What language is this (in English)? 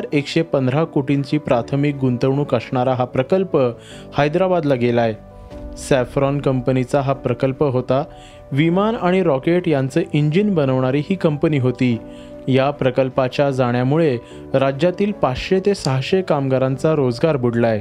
Marathi